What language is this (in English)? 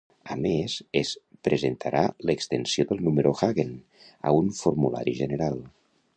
Catalan